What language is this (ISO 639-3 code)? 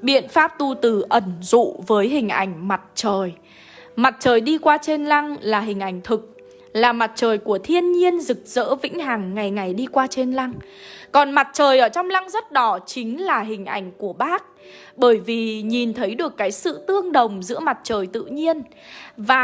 vie